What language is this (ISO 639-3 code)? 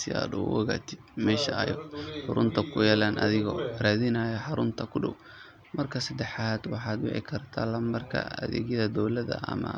som